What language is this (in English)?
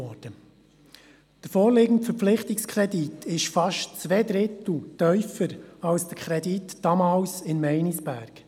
Swiss German